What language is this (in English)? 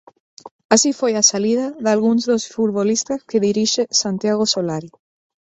Galician